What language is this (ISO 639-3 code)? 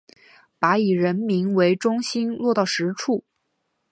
zho